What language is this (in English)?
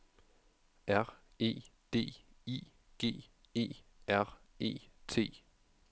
Danish